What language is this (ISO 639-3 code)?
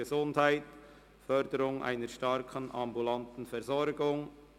gsw